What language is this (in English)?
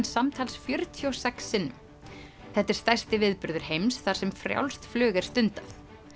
Icelandic